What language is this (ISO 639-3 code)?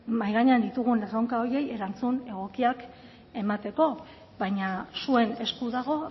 eus